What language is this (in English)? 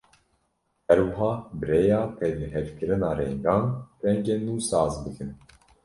Kurdish